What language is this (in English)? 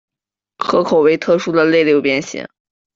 Chinese